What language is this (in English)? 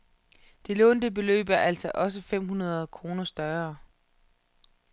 Danish